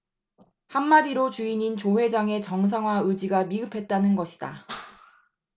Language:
Korean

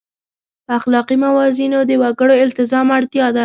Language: Pashto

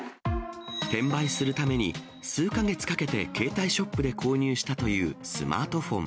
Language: Japanese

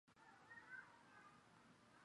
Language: Chinese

